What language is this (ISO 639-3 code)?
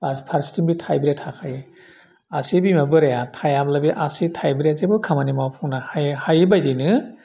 brx